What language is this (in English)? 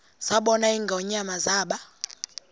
Xhosa